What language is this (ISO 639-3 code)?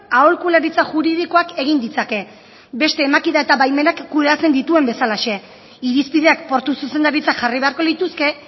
eus